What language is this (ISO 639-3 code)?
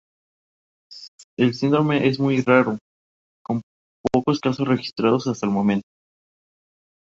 spa